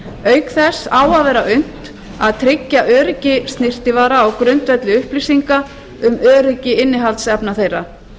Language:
Icelandic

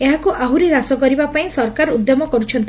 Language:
Odia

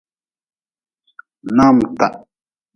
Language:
Nawdm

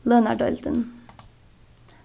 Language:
Faroese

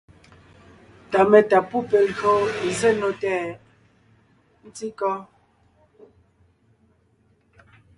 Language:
Ngiemboon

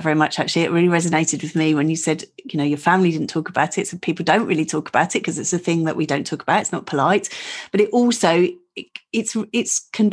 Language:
English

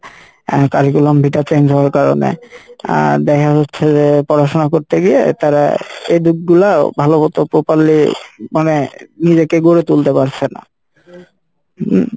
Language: Bangla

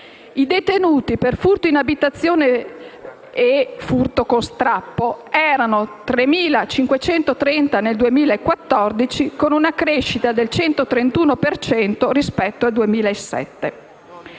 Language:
Italian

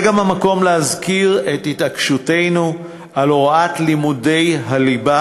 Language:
Hebrew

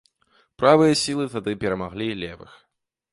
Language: Belarusian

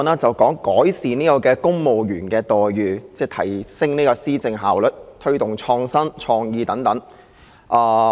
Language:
Cantonese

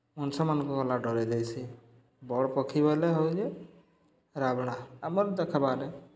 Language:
Odia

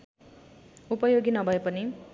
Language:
Nepali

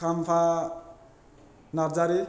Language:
Bodo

